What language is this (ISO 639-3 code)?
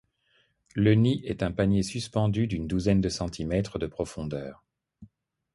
fra